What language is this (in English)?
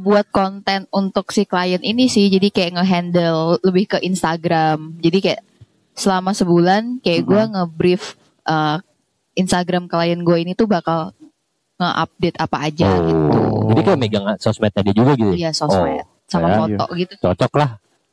Indonesian